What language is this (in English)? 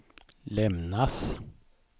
Swedish